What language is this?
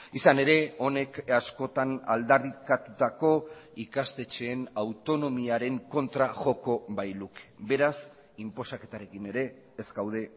Basque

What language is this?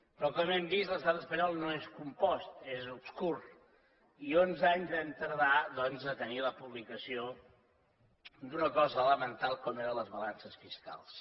Catalan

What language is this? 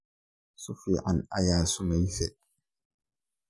Somali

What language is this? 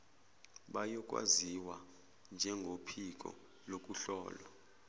Zulu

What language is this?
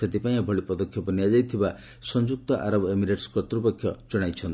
Odia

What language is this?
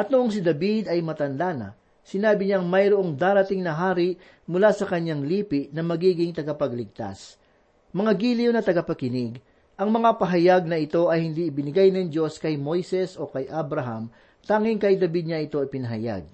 Filipino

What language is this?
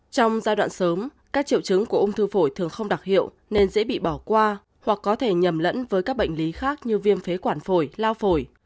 Vietnamese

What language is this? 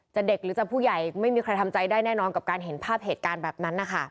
Thai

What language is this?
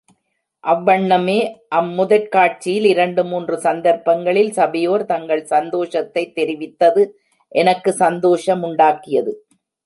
Tamil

